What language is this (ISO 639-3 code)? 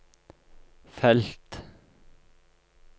nor